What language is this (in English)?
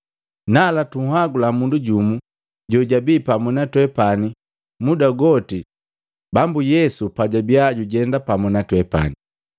Matengo